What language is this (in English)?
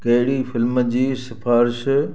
Sindhi